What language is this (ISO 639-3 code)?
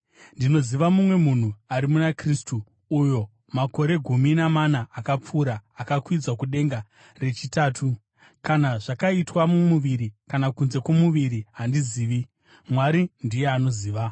sna